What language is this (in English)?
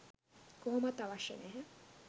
Sinhala